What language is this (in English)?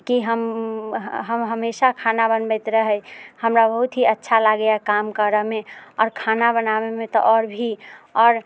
Maithili